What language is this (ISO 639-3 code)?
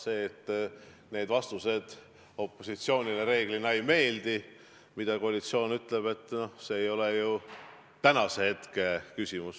est